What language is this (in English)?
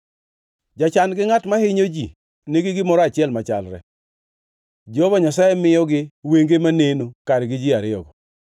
Luo (Kenya and Tanzania)